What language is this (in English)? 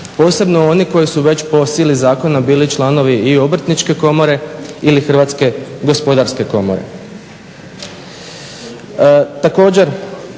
Croatian